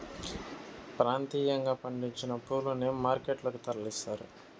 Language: Telugu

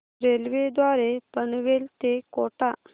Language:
Marathi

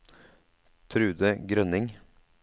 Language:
Norwegian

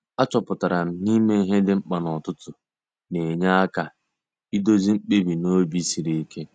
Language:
Igbo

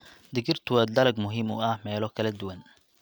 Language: Somali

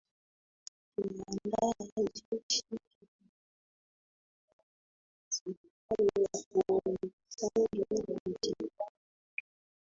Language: Swahili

